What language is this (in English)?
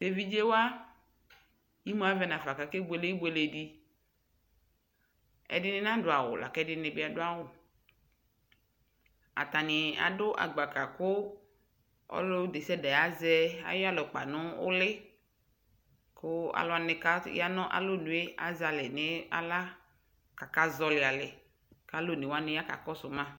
Ikposo